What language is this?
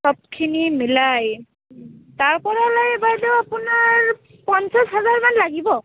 Assamese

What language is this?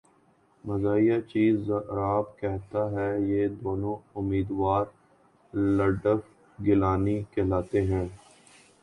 Urdu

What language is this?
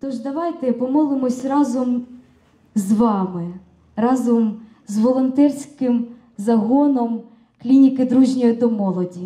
Russian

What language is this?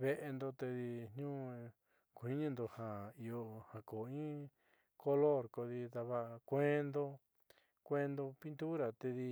Southeastern Nochixtlán Mixtec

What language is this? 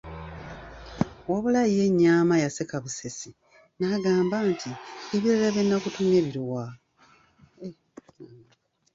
Ganda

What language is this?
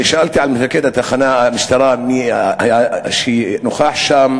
Hebrew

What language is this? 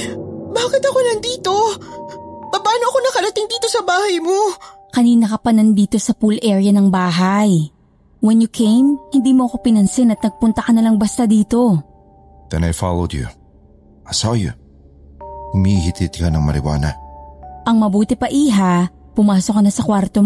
Filipino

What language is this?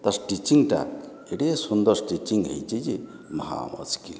Odia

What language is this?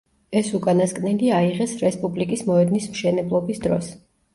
Georgian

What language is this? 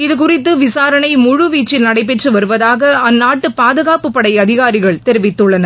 Tamil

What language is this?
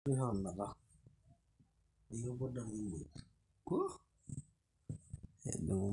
Masai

